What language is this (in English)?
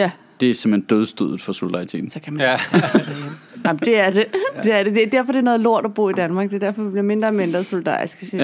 Danish